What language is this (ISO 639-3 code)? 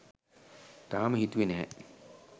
sin